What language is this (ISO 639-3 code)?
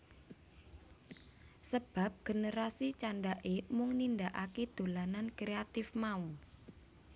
jav